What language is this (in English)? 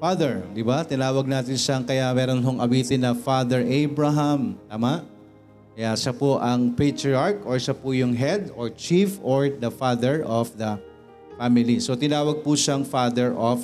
Filipino